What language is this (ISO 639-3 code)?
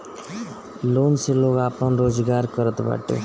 bho